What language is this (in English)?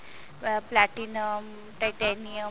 Punjabi